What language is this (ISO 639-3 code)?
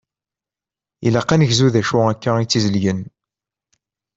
kab